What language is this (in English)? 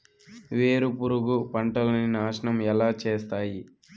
Telugu